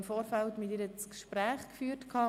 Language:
Swiss German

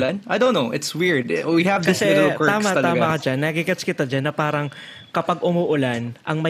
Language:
Filipino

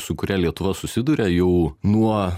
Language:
Lithuanian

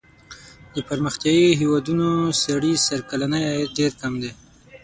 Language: Pashto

